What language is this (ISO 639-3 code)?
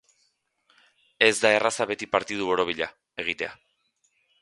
eus